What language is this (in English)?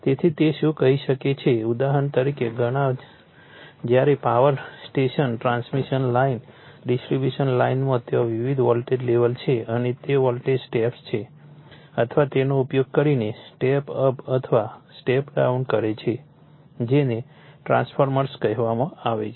Gujarati